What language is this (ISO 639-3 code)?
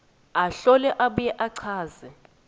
ssw